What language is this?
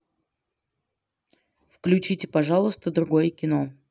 Russian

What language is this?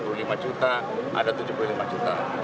Indonesian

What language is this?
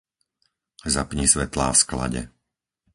Slovak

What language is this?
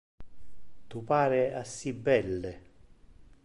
Interlingua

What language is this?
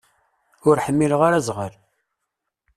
Kabyle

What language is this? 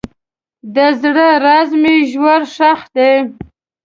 Pashto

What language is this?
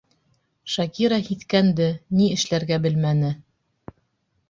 Bashkir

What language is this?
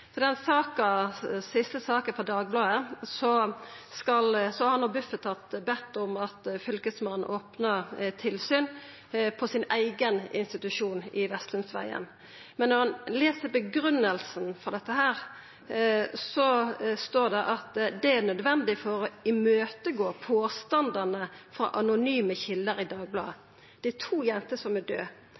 Norwegian Nynorsk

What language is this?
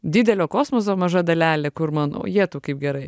Lithuanian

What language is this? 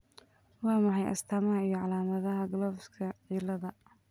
Somali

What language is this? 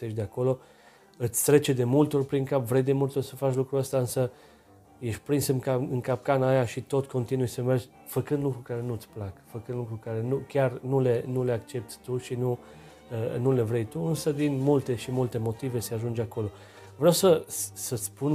Romanian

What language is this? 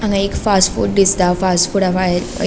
Konkani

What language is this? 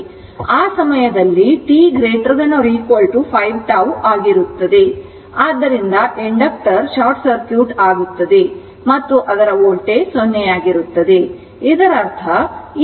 Kannada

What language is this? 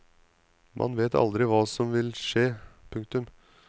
Norwegian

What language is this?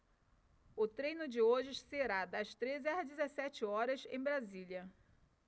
Portuguese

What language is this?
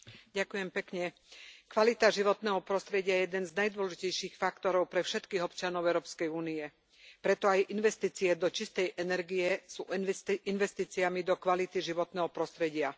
Slovak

